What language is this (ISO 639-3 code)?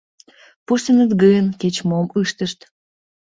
chm